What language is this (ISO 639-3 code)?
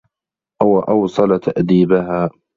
ara